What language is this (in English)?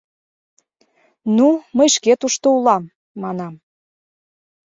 Mari